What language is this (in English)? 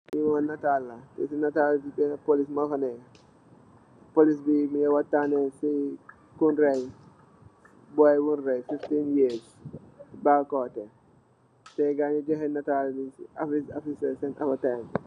Wolof